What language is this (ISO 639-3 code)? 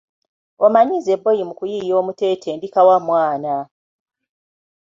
lug